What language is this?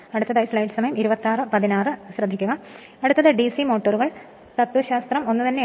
Malayalam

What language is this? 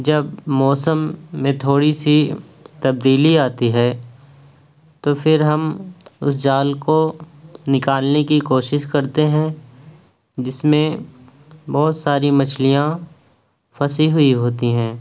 Urdu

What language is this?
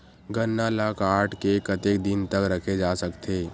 Chhattisgarhi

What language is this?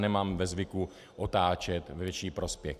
Czech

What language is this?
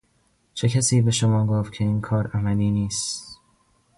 Persian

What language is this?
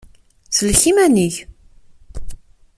Kabyle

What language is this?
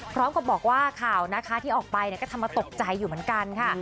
Thai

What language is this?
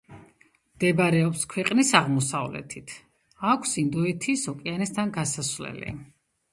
Georgian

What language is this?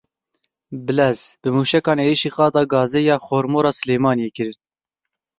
Kurdish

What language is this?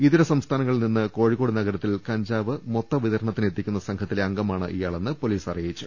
Malayalam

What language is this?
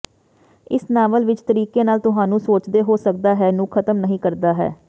Punjabi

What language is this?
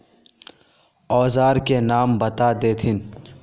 Magahi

